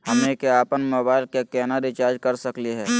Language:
Magahi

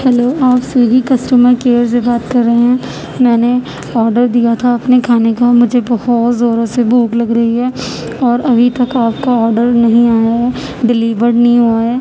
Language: Urdu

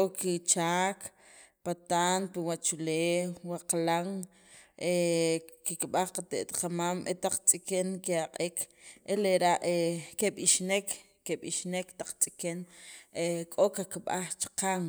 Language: Sacapulteco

